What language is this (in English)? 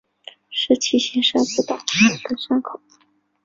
Chinese